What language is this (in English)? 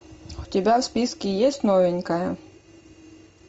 Russian